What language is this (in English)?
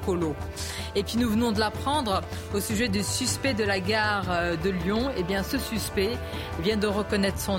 French